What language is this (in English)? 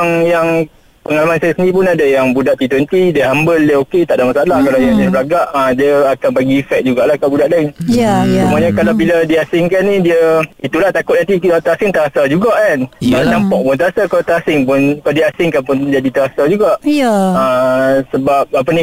Malay